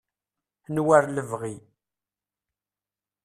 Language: Kabyle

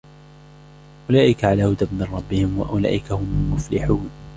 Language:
Arabic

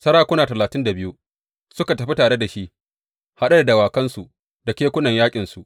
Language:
Hausa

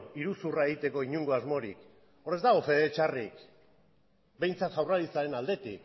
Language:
Basque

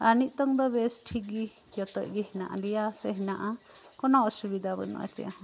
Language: Santali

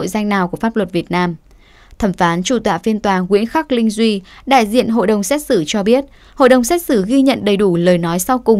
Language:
Vietnamese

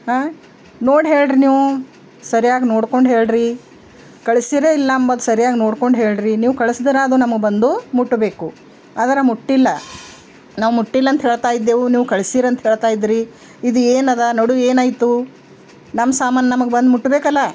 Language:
Kannada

